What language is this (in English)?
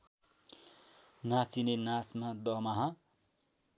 Nepali